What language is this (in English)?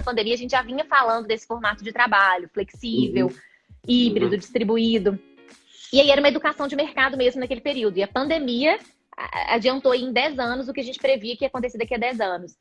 Portuguese